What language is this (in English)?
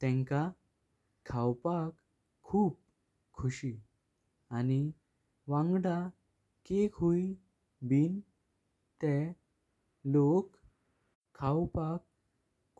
Konkani